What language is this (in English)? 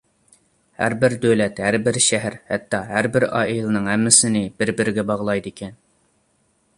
Uyghur